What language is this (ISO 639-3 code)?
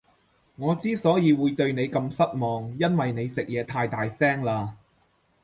yue